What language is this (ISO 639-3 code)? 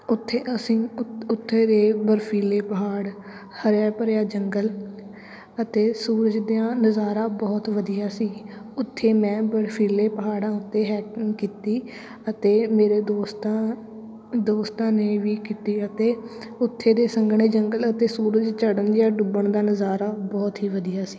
pan